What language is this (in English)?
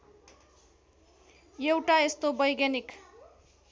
Nepali